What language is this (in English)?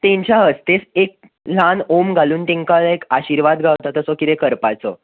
Konkani